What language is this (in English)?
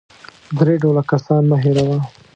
Pashto